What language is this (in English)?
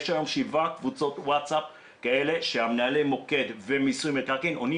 Hebrew